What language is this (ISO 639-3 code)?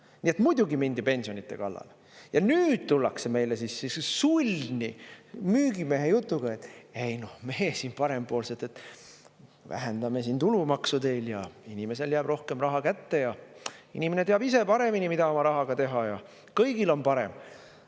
est